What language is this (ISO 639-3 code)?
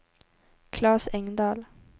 swe